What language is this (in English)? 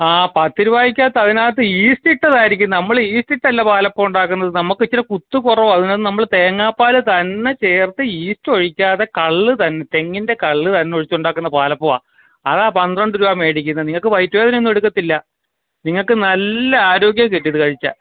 Malayalam